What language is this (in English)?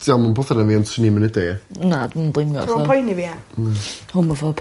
Welsh